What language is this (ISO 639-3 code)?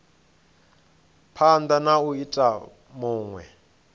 ven